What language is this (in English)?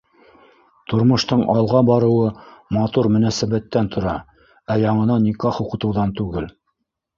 Bashkir